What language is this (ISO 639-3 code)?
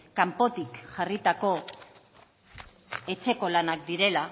eus